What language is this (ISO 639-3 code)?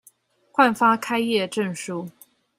zho